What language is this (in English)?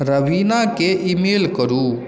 Maithili